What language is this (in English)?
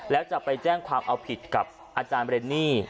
Thai